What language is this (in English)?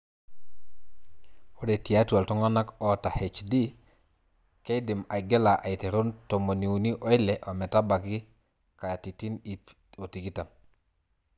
Masai